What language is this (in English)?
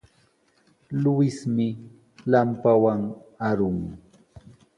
Sihuas Ancash Quechua